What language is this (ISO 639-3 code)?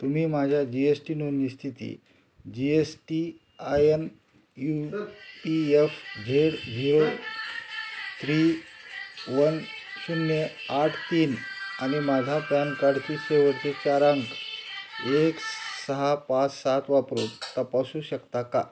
mar